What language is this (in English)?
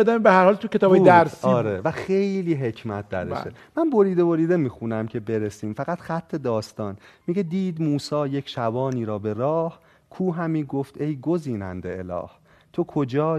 Persian